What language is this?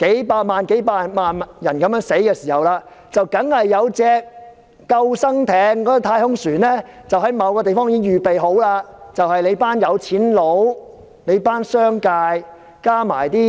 Cantonese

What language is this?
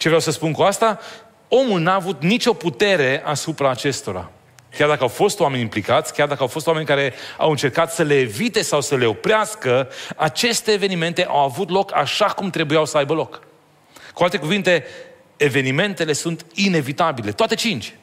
Romanian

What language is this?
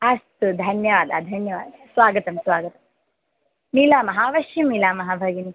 Sanskrit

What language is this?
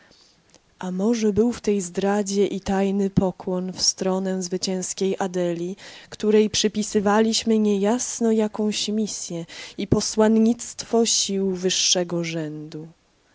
Polish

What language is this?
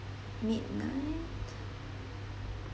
English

